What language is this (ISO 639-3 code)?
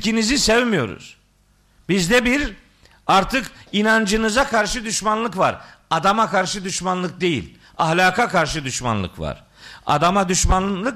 tur